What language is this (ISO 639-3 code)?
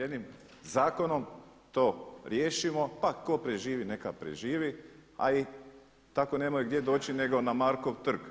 hrv